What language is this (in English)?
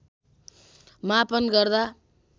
Nepali